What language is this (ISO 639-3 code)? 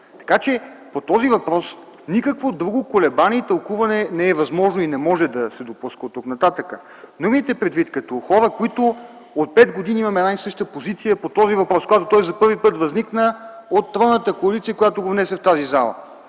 bul